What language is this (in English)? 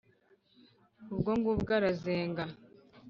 Kinyarwanda